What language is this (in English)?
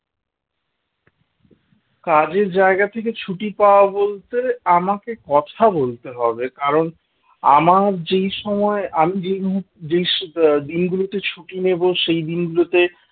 Bangla